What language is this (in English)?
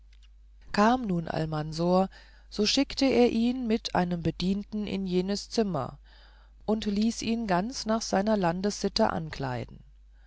German